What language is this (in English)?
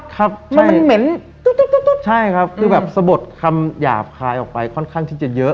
Thai